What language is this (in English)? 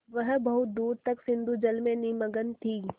Hindi